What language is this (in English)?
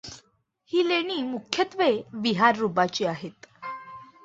Marathi